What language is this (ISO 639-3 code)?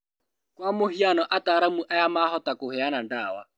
kik